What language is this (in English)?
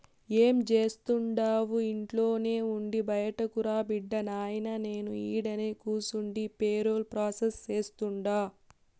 Telugu